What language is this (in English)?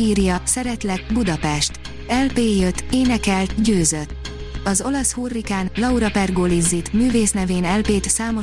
Hungarian